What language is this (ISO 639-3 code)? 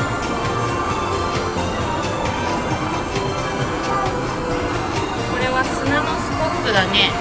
jpn